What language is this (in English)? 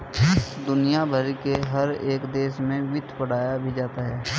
Hindi